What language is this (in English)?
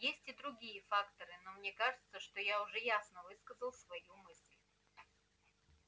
Russian